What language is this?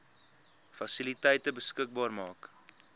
Afrikaans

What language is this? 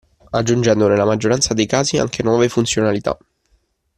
Italian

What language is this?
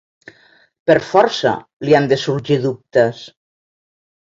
Catalan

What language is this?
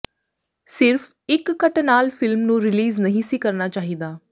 Punjabi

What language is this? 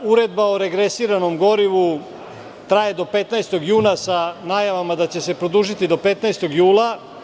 Serbian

